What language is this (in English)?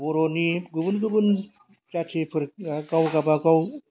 Bodo